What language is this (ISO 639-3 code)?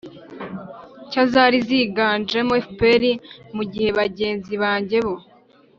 kin